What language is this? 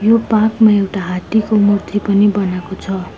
Nepali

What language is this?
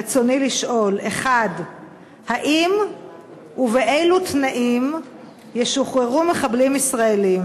Hebrew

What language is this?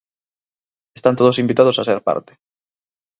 Galician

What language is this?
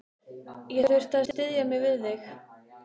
Icelandic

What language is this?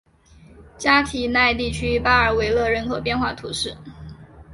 Chinese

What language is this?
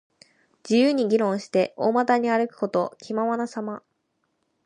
Japanese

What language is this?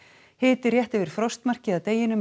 Icelandic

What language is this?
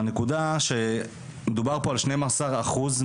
Hebrew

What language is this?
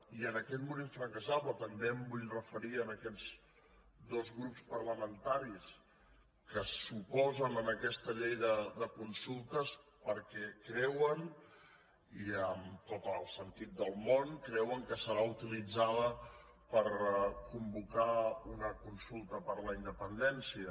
Catalan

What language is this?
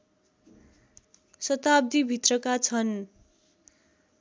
Nepali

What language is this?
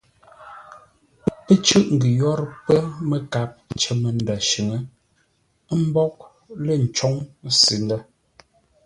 Ngombale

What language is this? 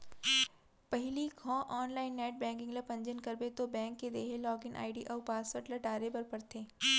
Chhattisgarhi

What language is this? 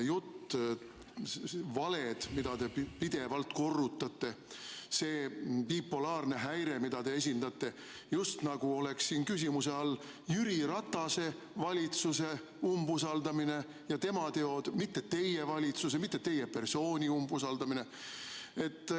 Estonian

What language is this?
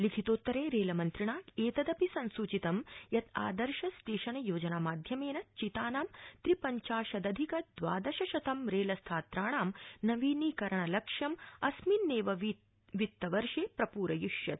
Sanskrit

